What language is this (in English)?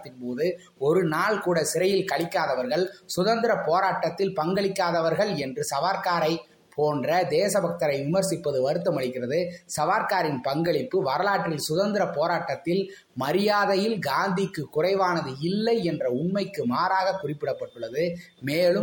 Tamil